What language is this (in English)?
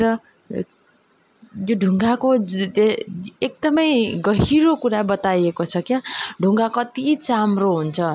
Nepali